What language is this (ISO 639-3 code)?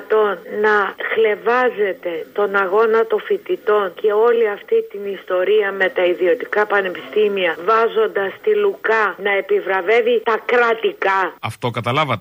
ell